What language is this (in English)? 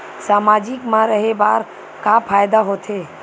Chhattisgarhi